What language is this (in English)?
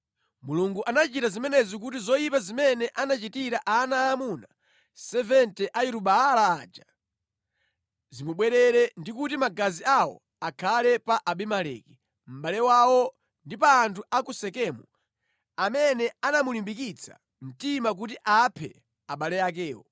Nyanja